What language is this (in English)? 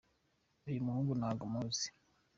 Kinyarwanda